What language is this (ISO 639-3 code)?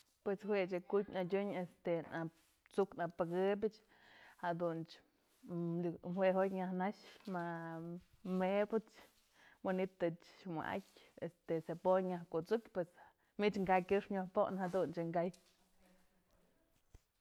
mzl